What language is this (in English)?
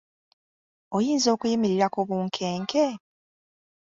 Ganda